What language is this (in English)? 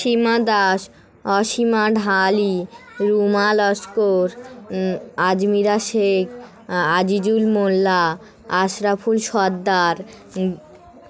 Bangla